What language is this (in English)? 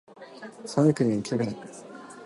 Japanese